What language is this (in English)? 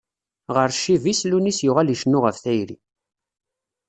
Kabyle